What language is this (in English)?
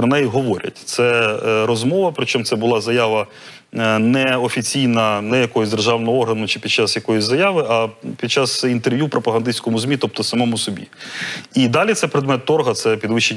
Ukrainian